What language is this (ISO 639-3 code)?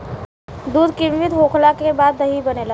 bho